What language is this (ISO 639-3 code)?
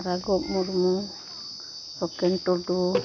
sat